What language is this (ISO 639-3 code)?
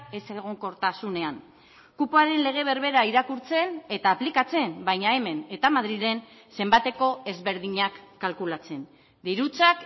eus